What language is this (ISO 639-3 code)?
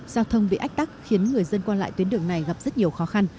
vie